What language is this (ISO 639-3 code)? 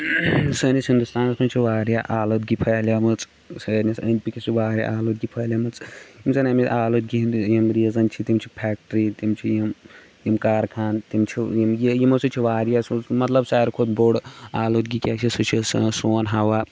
kas